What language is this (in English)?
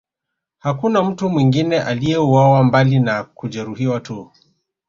Swahili